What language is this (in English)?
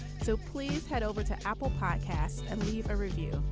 English